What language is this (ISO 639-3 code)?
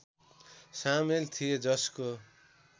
nep